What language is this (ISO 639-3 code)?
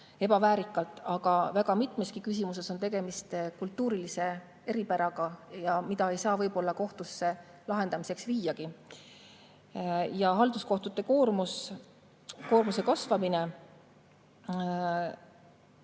est